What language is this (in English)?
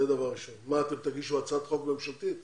Hebrew